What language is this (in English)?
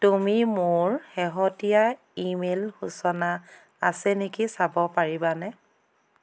Assamese